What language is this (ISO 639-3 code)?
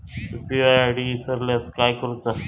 mar